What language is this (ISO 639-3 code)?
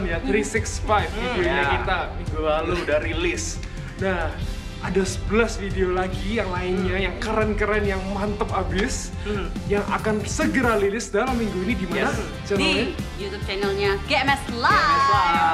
ind